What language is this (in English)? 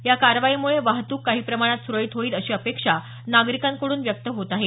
Marathi